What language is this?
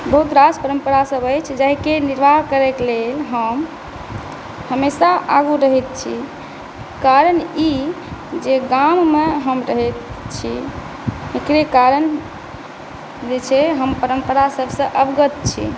Maithili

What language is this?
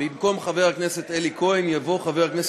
Hebrew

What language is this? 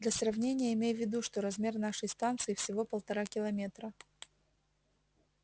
Russian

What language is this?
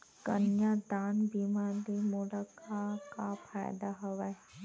Chhattisgarhi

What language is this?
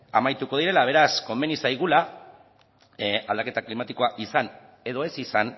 Basque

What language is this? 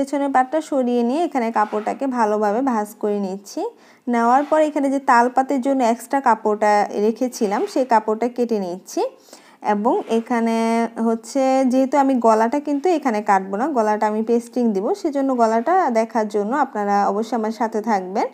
Bangla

